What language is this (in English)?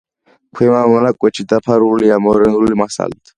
Georgian